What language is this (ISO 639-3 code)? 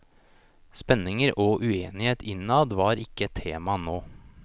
nor